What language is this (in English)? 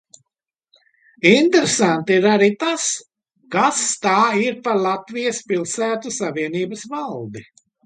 Latvian